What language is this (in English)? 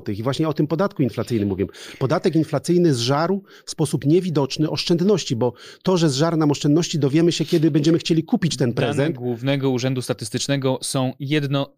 Polish